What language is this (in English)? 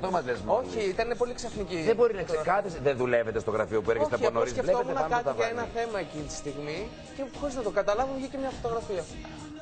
Greek